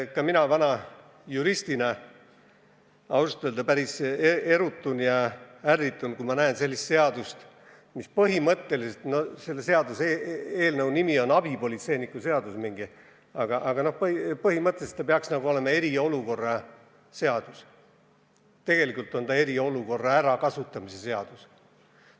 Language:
Estonian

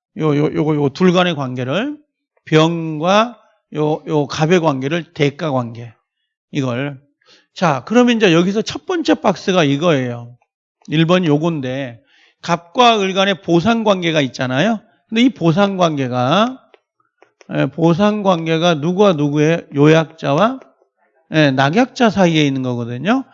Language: Korean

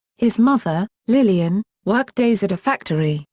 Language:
English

